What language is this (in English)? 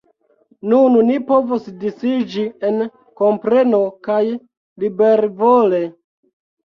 Esperanto